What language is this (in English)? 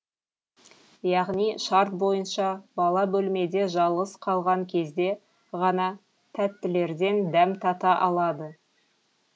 Kazakh